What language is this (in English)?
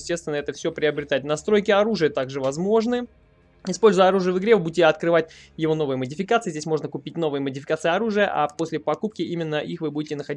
Russian